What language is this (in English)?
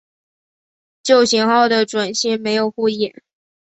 Chinese